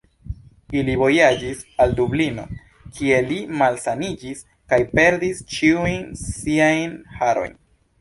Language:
Esperanto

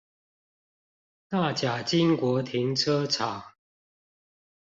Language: Chinese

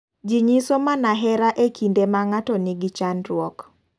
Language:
Luo (Kenya and Tanzania)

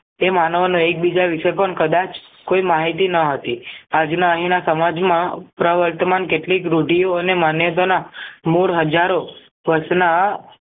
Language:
Gujarati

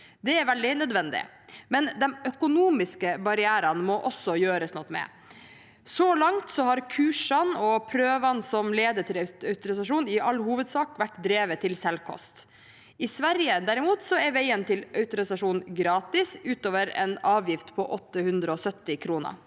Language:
Norwegian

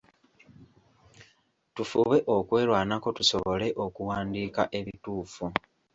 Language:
Ganda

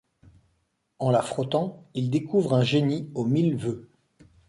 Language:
French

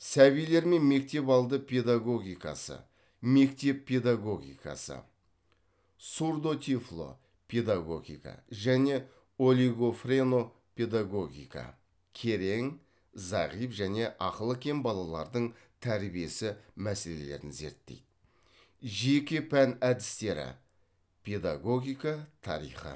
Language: Kazakh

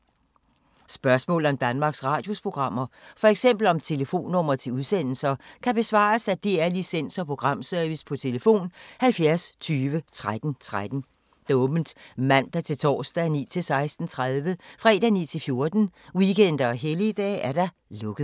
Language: Danish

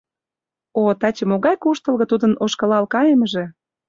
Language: Mari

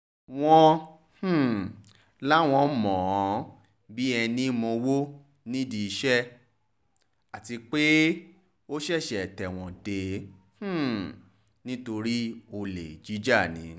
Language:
Yoruba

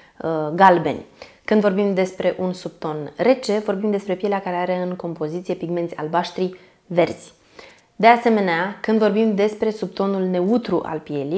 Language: Romanian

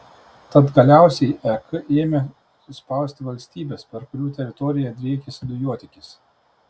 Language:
Lithuanian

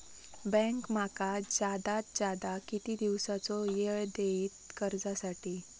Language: Marathi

